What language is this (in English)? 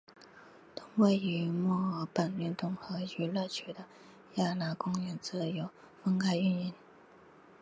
Chinese